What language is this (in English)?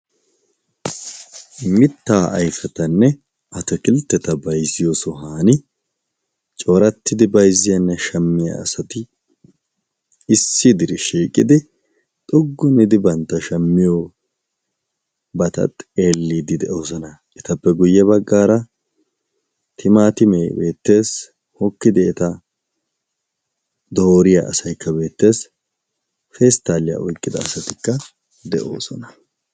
Wolaytta